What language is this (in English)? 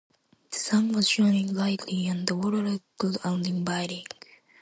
English